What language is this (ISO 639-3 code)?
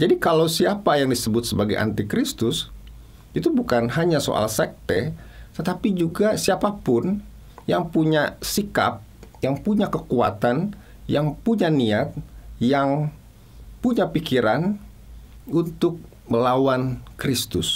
ind